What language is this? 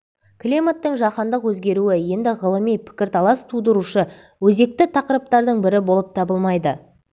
Kazakh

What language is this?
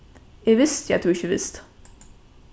Faroese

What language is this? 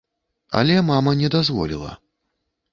Belarusian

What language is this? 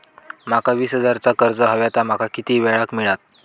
Marathi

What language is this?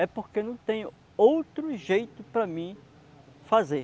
Portuguese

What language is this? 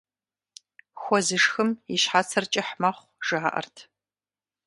Kabardian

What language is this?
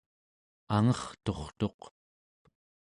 Central Yupik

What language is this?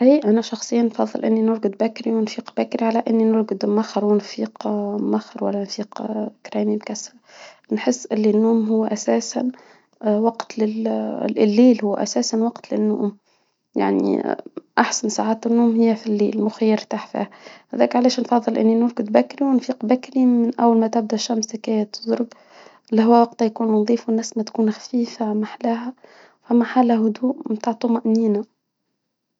Tunisian Arabic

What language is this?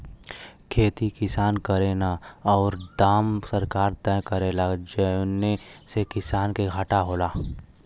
Bhojpuri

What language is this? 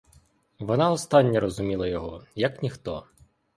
Ukrainian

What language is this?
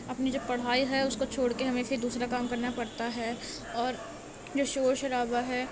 Urdu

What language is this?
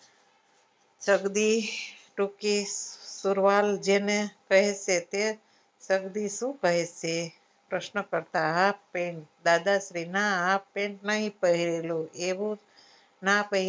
Gujarati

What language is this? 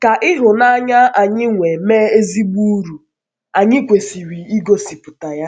Igbo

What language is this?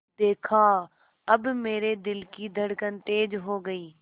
Hindi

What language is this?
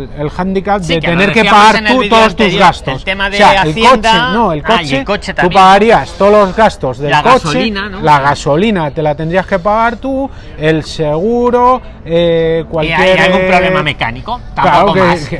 Spanish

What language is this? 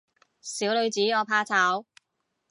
Cantonese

